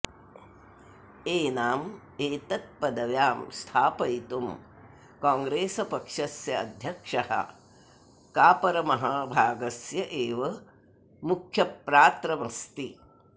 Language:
Sanskrit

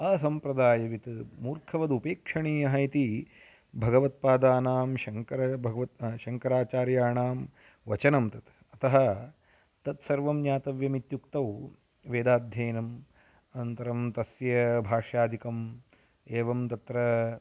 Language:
Sanskrit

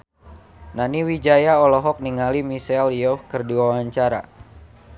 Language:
Sundanese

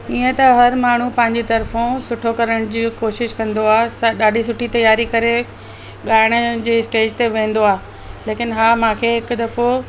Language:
Sindhi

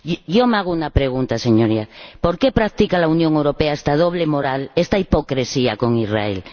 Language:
Spanish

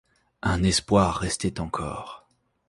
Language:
French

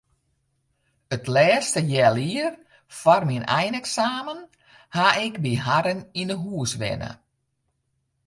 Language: Western Frisian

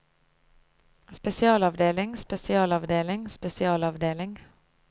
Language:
Norwegian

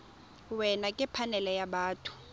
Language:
Tswana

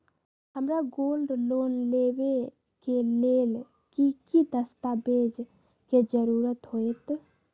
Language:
Magahi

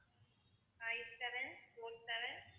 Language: Tamil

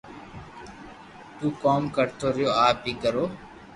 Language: Loarki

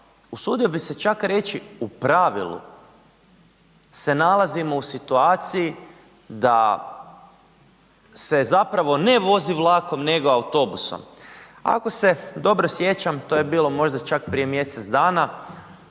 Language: Croatian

